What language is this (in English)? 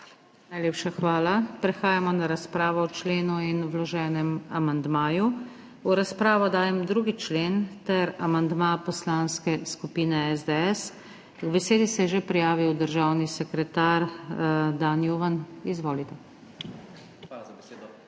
Slovenian